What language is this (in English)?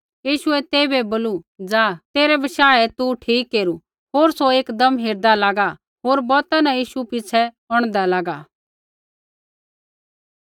Kullu Pahari